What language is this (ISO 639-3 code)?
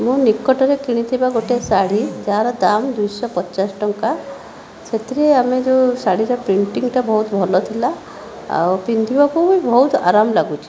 ori